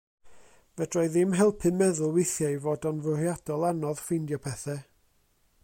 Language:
Welsh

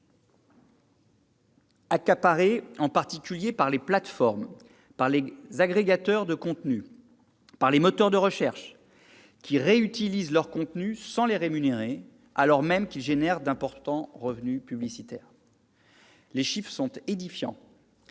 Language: French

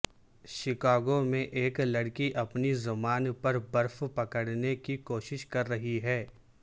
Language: Urdu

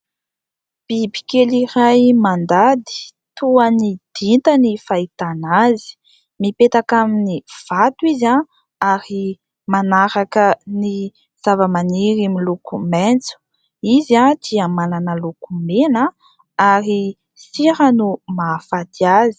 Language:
Malagasy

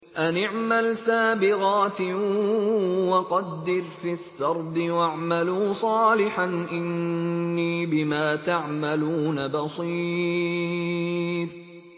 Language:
Arabic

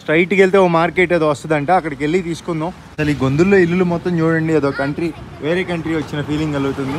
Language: Telugu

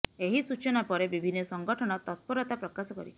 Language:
Odia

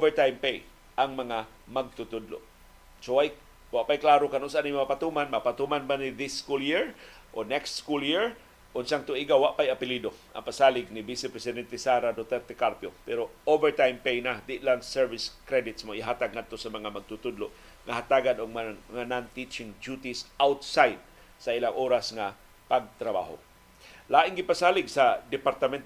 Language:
Filipino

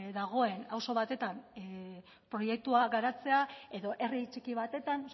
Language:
Basque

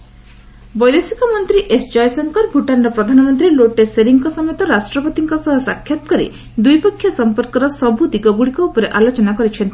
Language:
Odia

